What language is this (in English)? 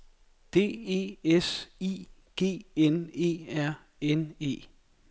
Danish